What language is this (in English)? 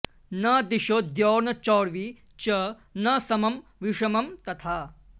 Sanskrit